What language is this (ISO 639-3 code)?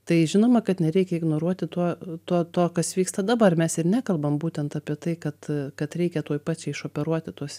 lit